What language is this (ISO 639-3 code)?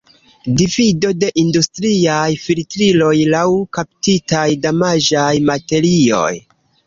epo